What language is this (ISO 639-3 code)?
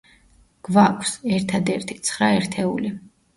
kat